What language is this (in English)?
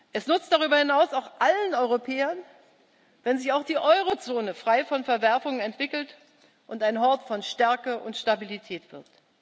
German